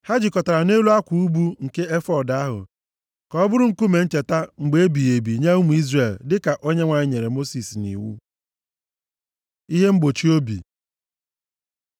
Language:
Igbo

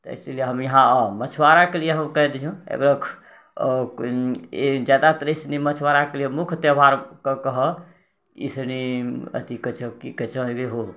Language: Maithili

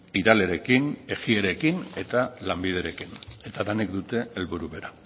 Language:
Basque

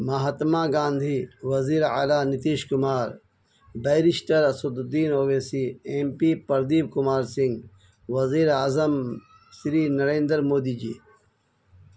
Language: Urdu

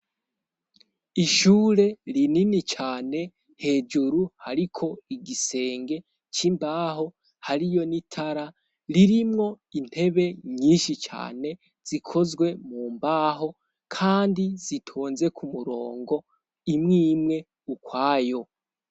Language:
Rundi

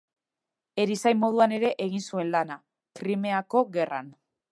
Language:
Basque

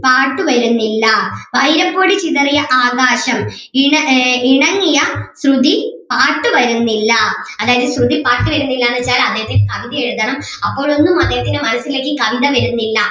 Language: Malayalam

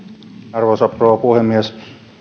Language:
Finnish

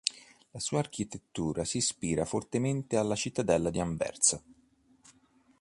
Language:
Italian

